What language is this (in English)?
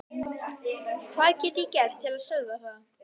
Icelandic